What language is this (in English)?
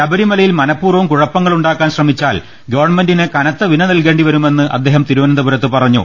Malayalam